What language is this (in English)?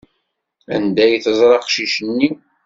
Kabyle